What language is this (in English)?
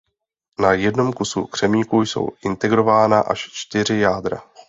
Czech